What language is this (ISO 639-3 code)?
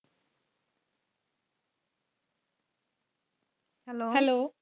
pan